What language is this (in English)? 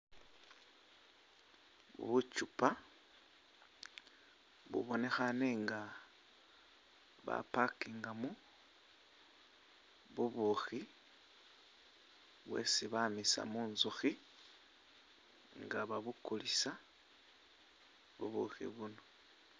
Masaaba